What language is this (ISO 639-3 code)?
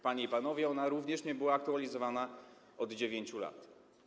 pol